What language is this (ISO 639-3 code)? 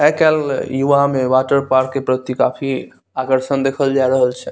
mai